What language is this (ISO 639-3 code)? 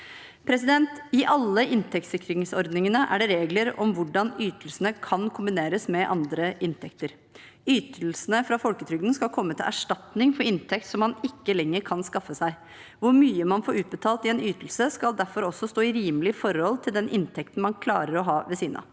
nor